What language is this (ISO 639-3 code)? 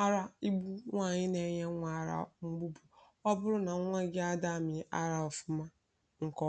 ibo